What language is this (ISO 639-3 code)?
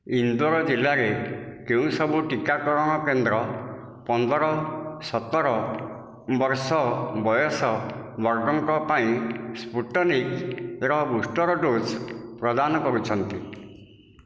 ori